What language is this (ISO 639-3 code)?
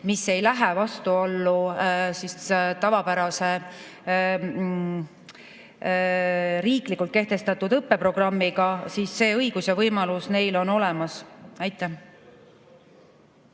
est